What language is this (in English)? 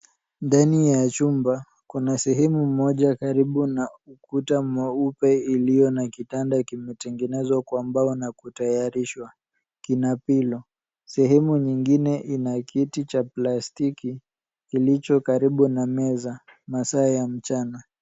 Swahili